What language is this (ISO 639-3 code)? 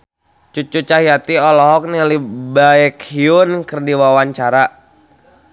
sun